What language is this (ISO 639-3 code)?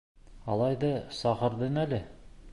bak